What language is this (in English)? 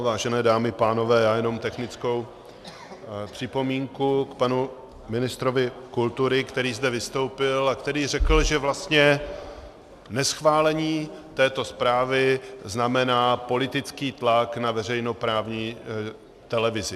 Czech